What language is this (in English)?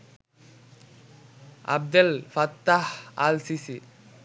Bangla